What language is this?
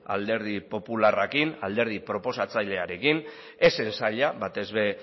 Basque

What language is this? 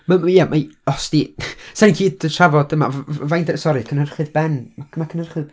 Welsh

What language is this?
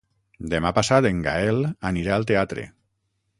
Catalan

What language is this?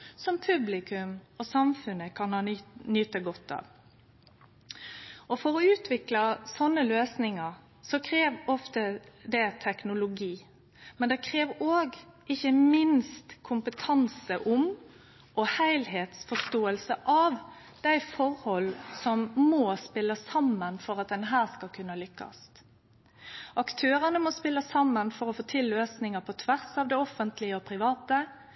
Norwegian Nynorsk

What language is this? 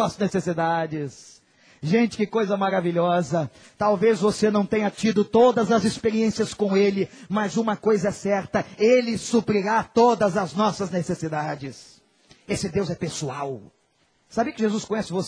Portuguese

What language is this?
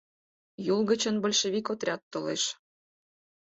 Mari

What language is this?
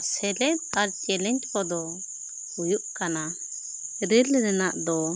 Santali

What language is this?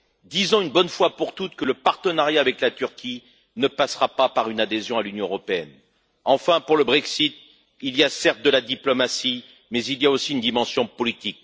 French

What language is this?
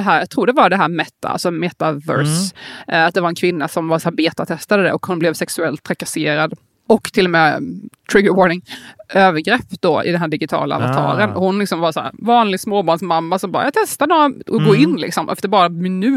Swedish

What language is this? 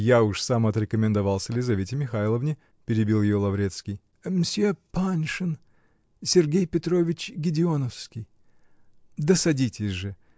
Russian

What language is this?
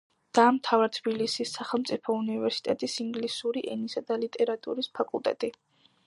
Georgian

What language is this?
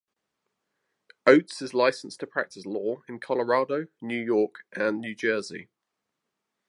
English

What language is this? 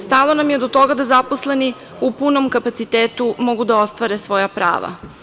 Serbian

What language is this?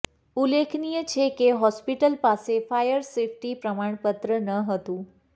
Gujarati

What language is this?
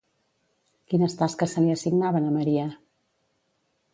Catalan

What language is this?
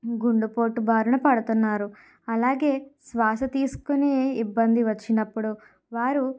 Telugu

